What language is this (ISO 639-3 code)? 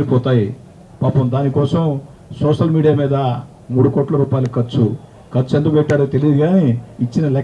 tel